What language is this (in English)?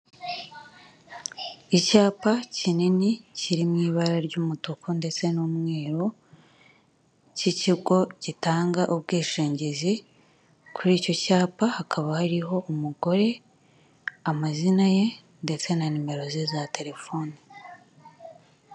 Kinyarwanda